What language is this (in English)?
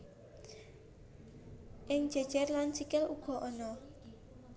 Javanese